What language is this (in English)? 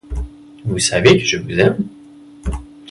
French